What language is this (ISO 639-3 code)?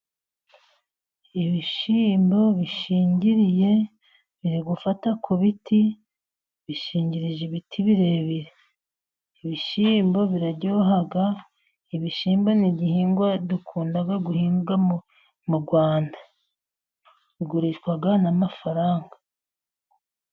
kin